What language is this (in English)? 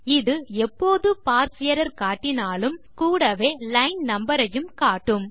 Tamil